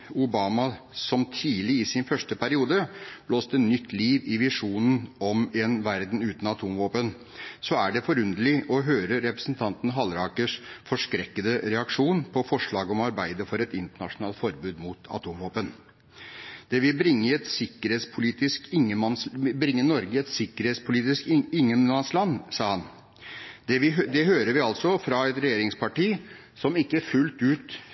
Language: Norwegian Bokmål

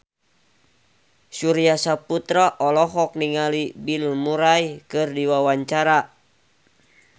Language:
Sundanese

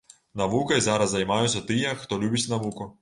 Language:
Belarusian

